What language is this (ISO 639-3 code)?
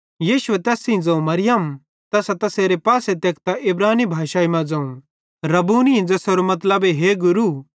bhd